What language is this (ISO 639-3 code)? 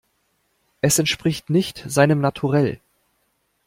deu